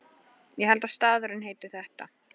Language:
Icelandic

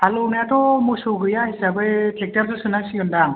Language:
Bodo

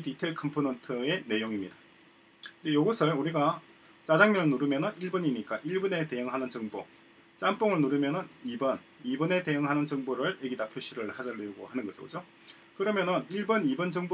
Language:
Korean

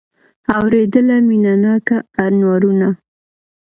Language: Pashto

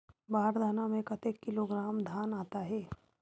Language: Chhattisgarhi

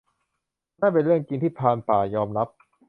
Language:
Thai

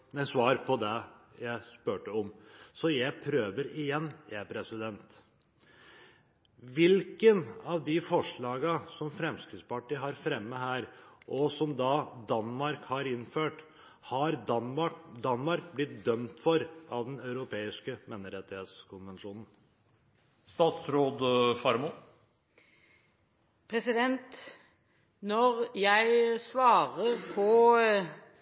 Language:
Norwegian Bokmål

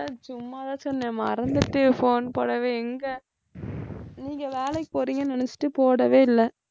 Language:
Tamil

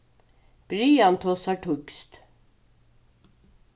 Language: Faroese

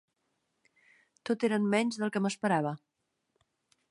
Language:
Catalan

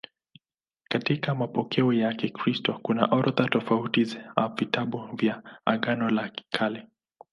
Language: Swahili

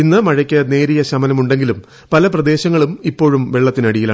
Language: Malayalam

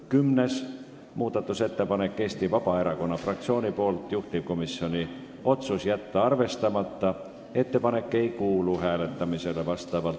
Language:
Estonian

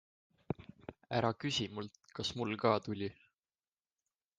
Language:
Estonian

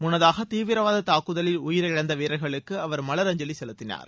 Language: Tamil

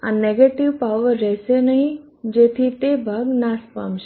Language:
Gujarati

